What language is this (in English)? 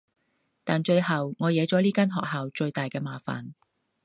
Cantonese